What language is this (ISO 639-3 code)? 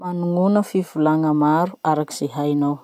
msh